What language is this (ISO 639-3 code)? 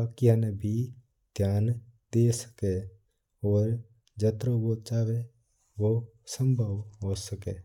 mtr